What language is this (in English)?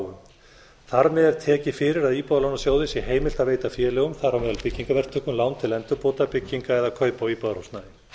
Icelandic